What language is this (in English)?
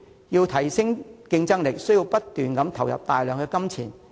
Cantonese